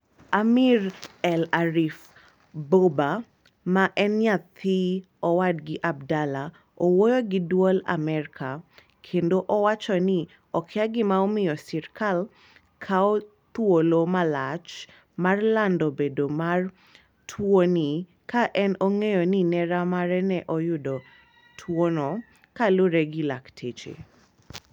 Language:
Luo (Kenya and Tanzania)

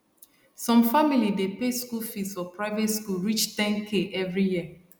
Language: Nigerian Pidgin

